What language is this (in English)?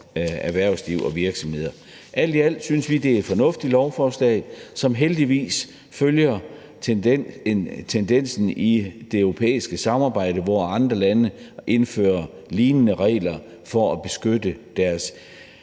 Danish